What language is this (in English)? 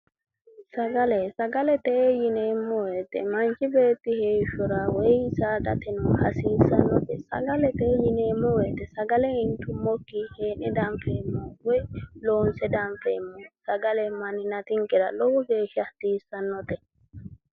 Sidamo